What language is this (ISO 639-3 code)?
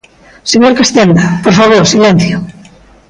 glg